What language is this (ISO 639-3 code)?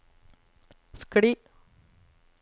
nor